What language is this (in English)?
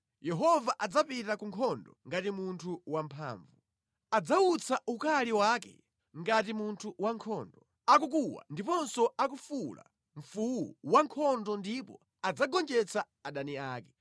Nyanja